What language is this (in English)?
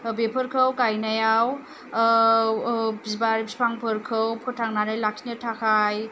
Bodo